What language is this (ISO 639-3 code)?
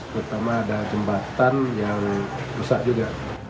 ind